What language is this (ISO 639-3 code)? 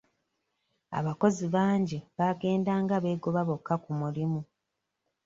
lug